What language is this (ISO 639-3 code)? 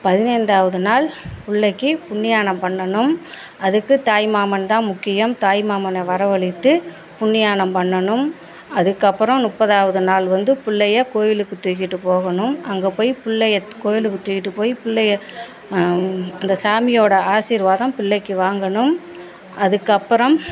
tam